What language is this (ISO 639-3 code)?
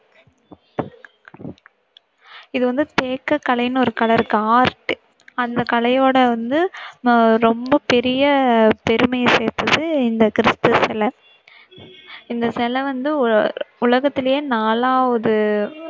tam